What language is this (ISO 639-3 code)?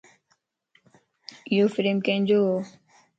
lss